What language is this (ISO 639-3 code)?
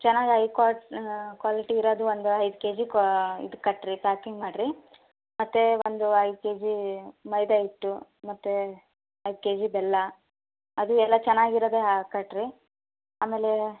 kan